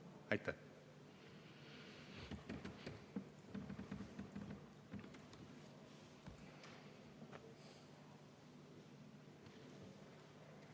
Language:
Estonian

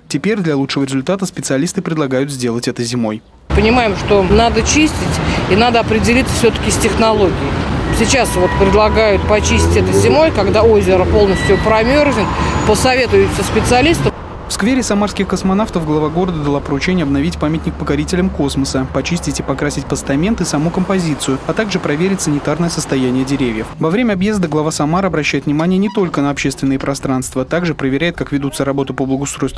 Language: Russian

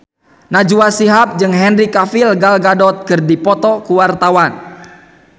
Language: Sundanese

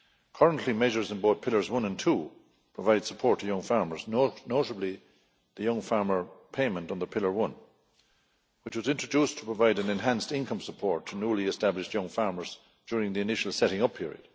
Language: English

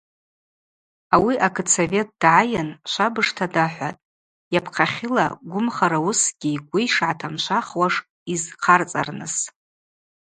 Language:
Abaza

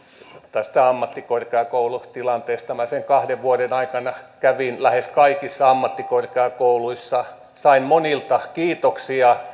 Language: Finnish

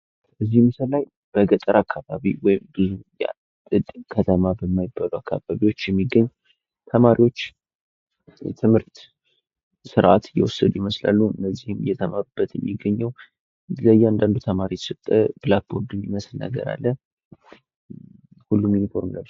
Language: Amharic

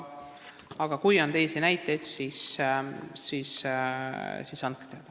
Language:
Estonian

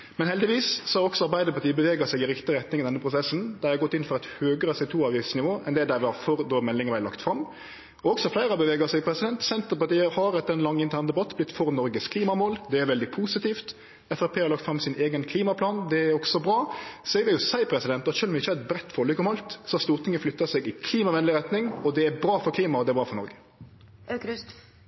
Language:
Norwegian Nynorsk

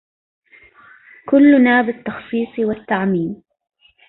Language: Arabic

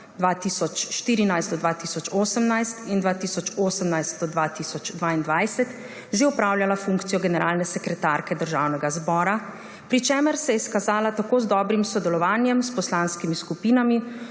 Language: Slovenian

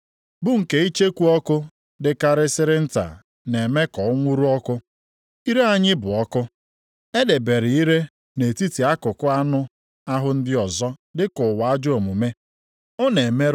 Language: Igbo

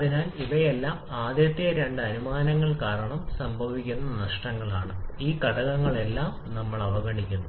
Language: Malayalam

